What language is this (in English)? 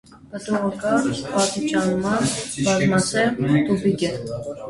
Armenian